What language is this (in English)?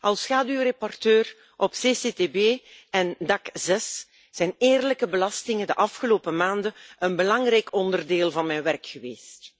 Dutch